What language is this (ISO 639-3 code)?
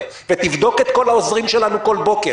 heb